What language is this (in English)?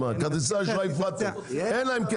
Hebrew